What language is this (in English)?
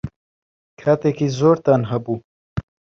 Central Kurdish